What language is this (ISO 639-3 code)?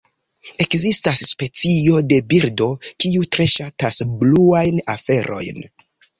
epo